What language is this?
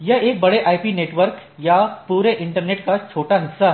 Hindi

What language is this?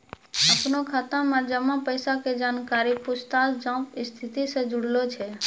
Maithili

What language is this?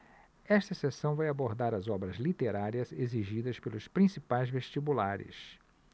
Portuguese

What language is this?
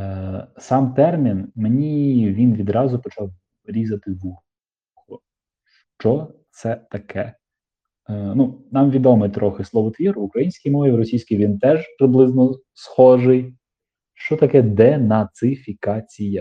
Ukrainian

